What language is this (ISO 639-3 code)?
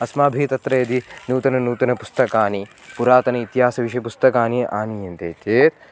san